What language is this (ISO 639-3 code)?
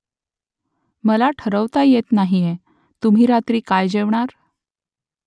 mar